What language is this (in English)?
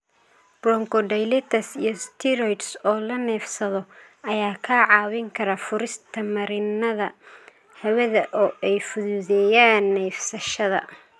Somali